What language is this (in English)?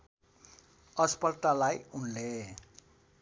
Nepali